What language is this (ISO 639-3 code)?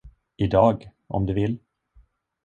swe